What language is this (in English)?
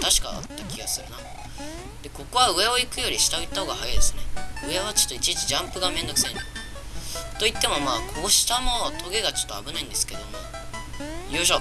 Japanese